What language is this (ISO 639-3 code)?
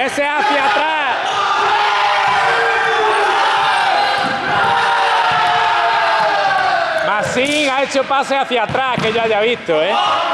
spa